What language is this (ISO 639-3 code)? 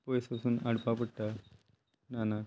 kok